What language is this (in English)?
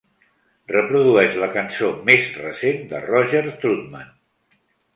Catalan